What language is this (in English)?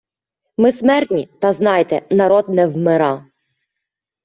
Ukrainian